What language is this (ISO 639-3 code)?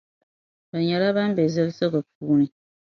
dag